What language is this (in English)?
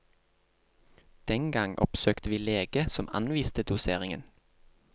Norwegian